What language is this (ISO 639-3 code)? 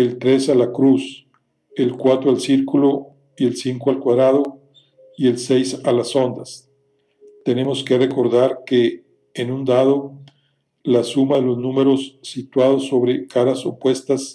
spa